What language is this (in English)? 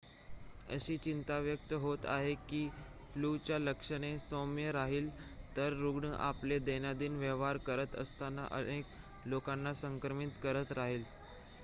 Marathi